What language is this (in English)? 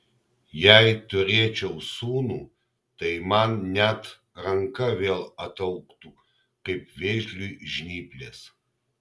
Lithuanian